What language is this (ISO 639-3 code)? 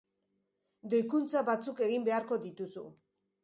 eus